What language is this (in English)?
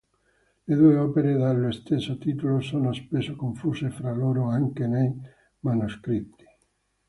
Italian